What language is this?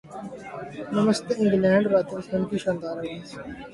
Urdu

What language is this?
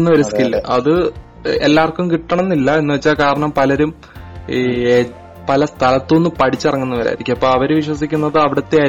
Malayalam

